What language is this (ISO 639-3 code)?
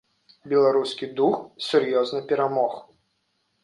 bel